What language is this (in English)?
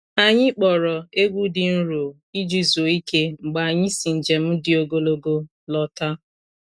Igbo